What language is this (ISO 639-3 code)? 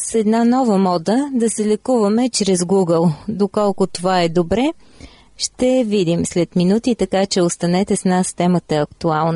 bul